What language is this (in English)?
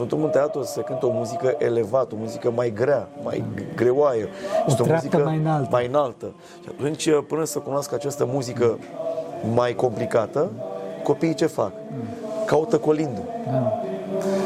Romanian